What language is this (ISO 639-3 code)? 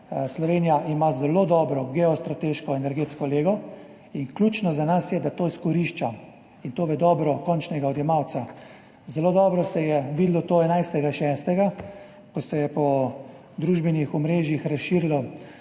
slv